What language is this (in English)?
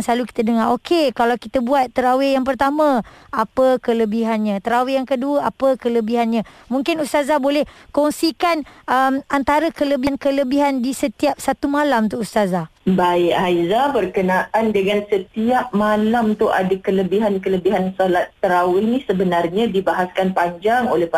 Malay